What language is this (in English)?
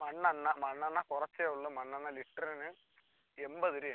Malayalam